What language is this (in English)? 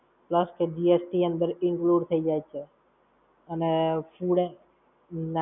Gujarati